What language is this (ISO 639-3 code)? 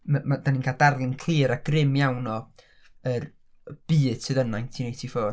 cym